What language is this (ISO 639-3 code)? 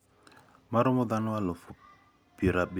luo